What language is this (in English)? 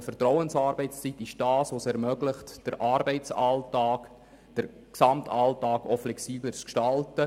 Swiss German